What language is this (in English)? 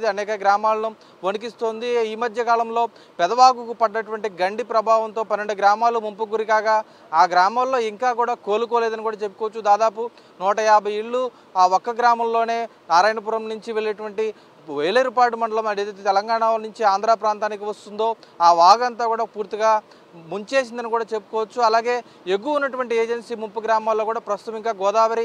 Telugu